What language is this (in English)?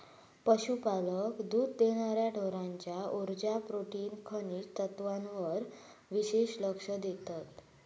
Marathi